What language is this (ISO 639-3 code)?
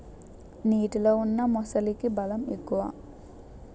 tel